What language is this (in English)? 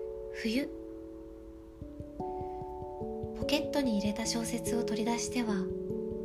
Japanese